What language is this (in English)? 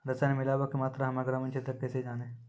Maithili